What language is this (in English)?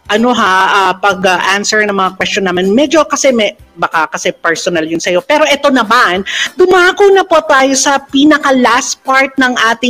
Filipino